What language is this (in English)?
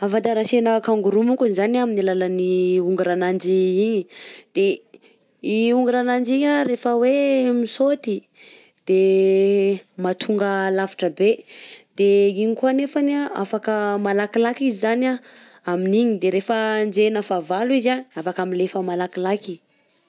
Southern Betsimisaraka Malagasy